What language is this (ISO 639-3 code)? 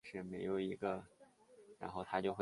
zho